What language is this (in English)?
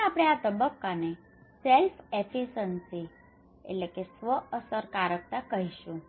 Gujarati